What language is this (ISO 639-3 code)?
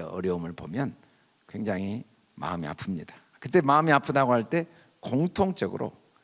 kor